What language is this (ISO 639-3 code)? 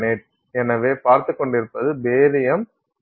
tam